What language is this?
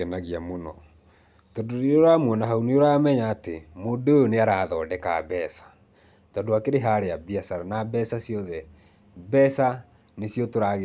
Kikuyu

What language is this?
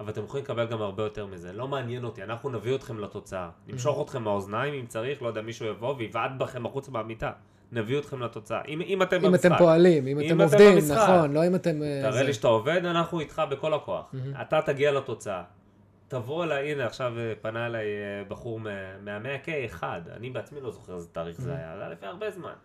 Hebrew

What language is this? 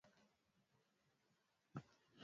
Swahili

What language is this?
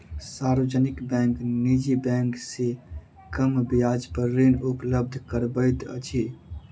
Maithili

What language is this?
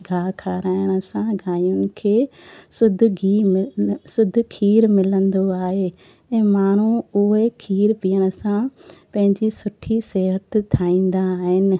Sindhi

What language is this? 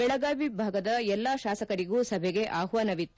Kannada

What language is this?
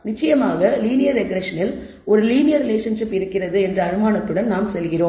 Tamil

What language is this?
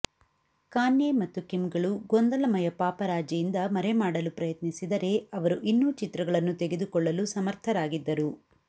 Kannada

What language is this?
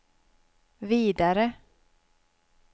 Swedish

